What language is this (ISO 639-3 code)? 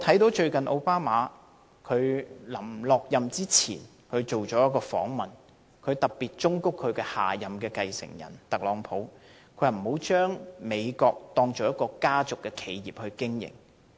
yue